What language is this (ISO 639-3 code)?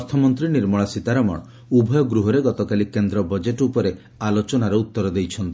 ori